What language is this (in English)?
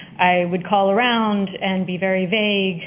English